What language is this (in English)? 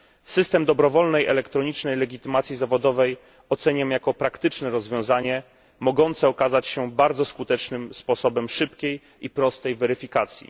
Polish